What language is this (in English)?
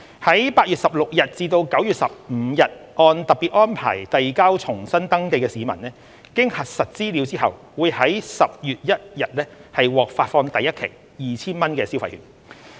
Cantonese